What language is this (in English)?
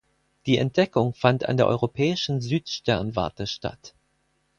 German